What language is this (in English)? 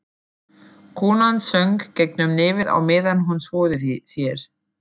Icelandic